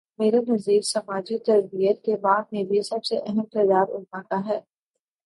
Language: Urdu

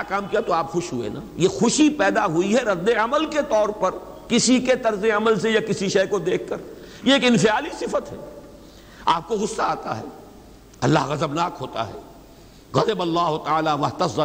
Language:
Urdu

